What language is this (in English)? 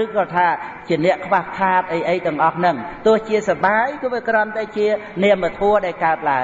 Vietnamese